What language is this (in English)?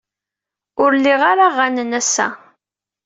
Kabyle